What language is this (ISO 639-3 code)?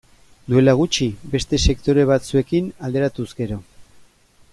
eus